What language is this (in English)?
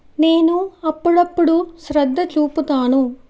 Telugu